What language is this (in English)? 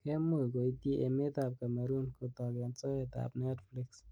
Kalenjin